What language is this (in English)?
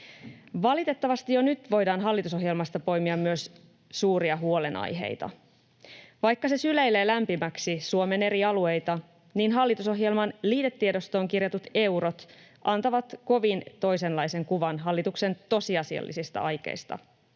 Finnish